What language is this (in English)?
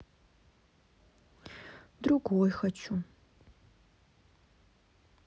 Russian